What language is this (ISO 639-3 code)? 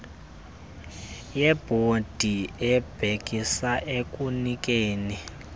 xho